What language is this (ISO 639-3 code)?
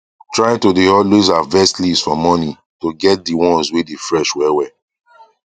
pcm